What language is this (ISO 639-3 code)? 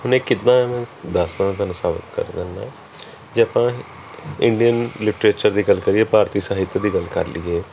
pan